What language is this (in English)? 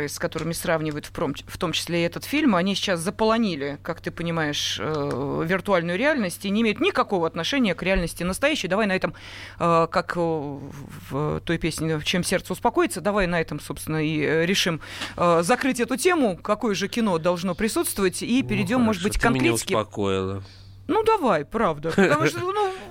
Russian